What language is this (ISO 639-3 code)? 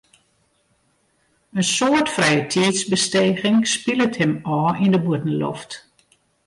fry